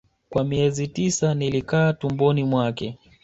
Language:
Swahili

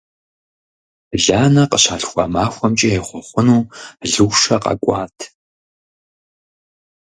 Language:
Kabardian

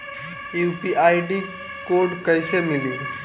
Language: Bhojpuri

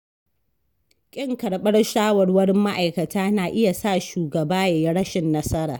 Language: Hausa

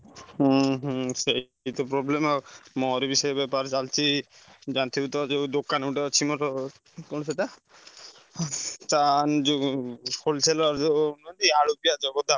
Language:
Odia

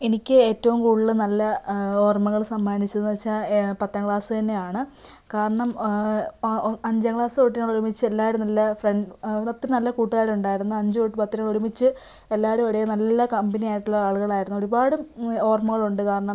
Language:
Malayalam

